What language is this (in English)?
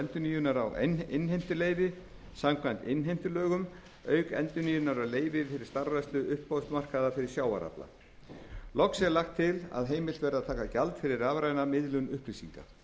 Icelandic